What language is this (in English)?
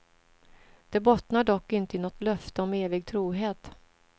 Swedish